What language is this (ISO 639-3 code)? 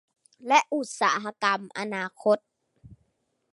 tha